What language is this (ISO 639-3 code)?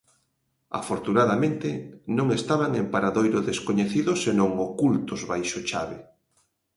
glg